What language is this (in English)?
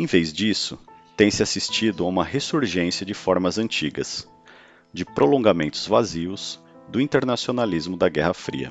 Portuguese